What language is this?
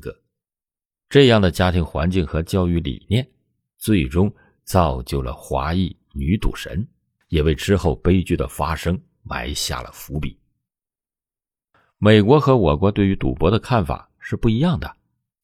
Chinese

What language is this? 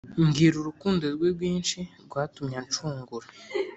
Kinyarwanda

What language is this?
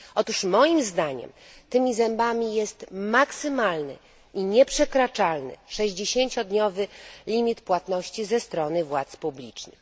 Polish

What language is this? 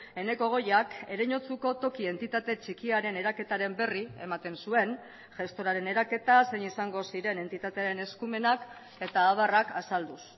Basque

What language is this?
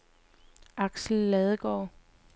Danish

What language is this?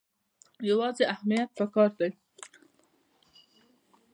Pashto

